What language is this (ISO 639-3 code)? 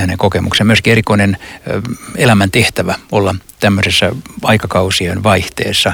fin